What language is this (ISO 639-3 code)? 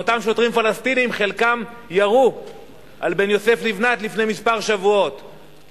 heb